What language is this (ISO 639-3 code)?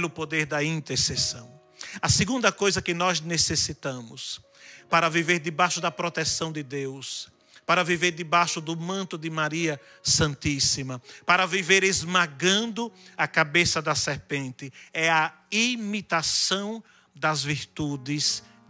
por